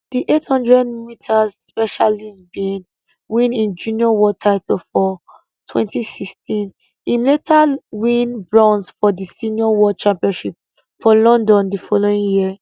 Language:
Nigerian Pidgin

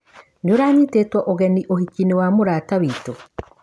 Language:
Kikuyu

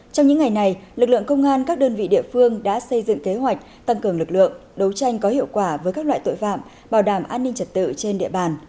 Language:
Vietnamese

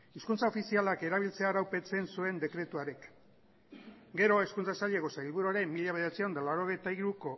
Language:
Basque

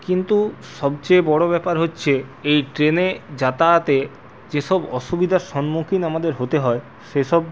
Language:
Bangla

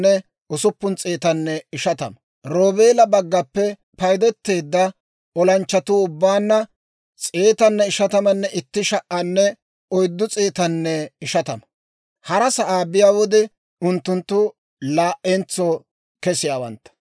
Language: Dawro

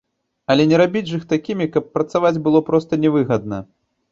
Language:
Belarusian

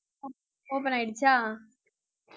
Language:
Tamil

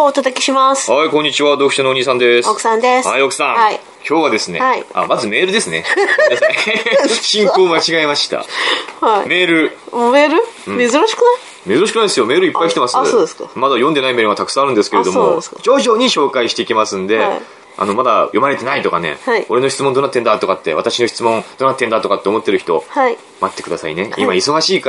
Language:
Japanese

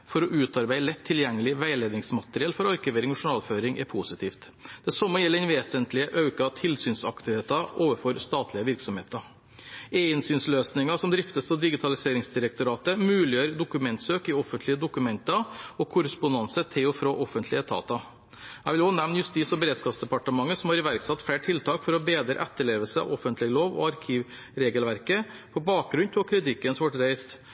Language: Norwegian Bokmål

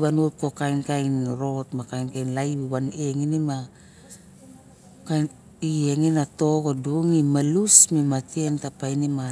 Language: Barok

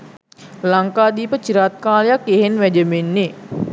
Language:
Sinhala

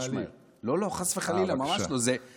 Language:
Hebrew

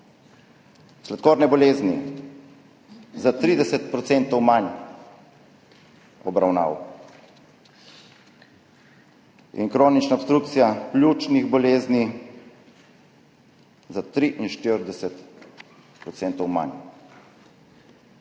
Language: Slovenian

